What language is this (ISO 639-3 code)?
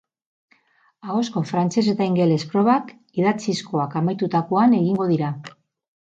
eus